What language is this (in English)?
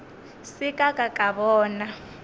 Northern Sotho